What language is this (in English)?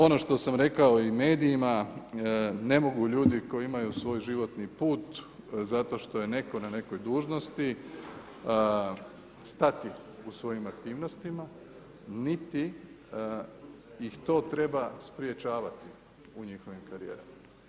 Croatian